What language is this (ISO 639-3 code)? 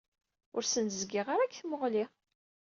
kab